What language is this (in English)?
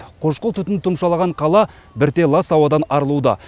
Kazakh